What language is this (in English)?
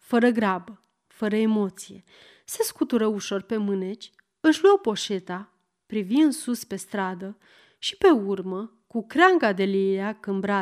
Romanian